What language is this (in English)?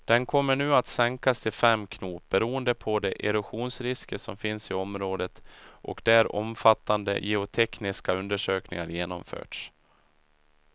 Swedish